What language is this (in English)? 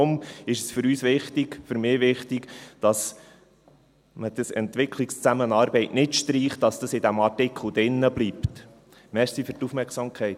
Swiss German